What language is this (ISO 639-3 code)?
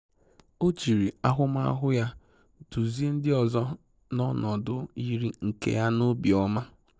ibo